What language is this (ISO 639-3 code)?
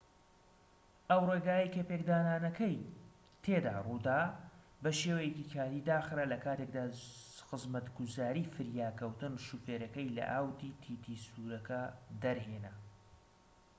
ckb